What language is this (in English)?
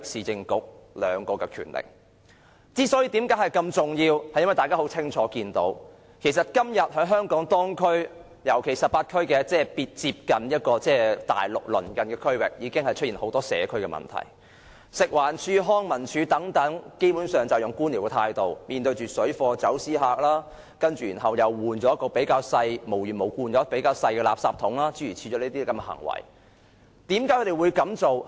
Cantonese